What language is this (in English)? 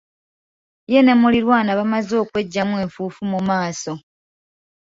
Ganda